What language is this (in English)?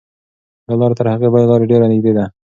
Pashto